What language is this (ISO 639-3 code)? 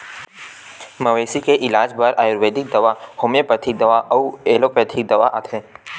hne